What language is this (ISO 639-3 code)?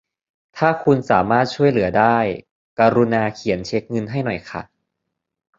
tha